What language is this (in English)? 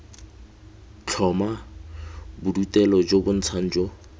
Tswana